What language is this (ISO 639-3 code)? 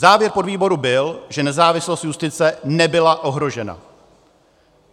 ces